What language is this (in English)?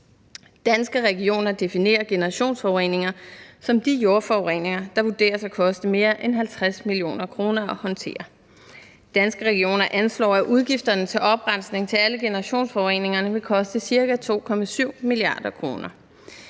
Danish